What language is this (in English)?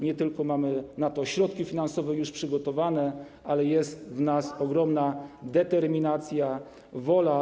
Polish